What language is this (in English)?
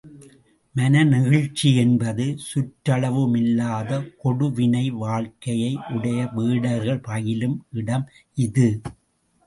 Tamil